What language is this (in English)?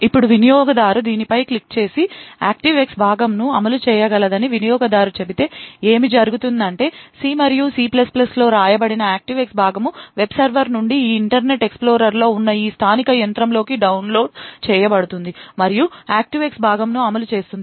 Telugu